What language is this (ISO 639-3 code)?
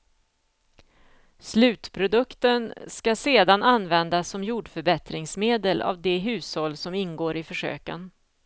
swe